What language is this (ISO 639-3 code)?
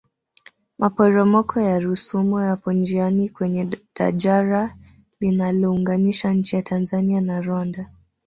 swa